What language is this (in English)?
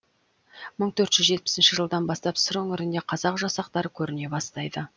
Kazakh